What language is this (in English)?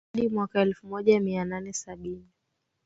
Swahili